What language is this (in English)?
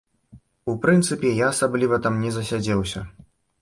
Belarusian